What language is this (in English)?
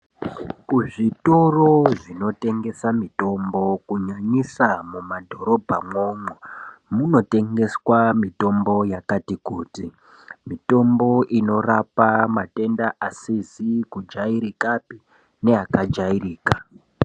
Ndau